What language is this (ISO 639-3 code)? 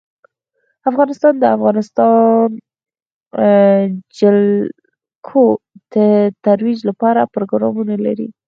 pus